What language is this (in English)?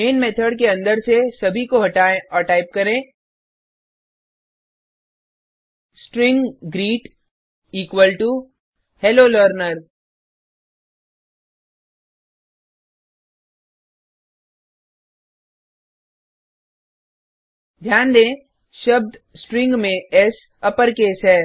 Hindi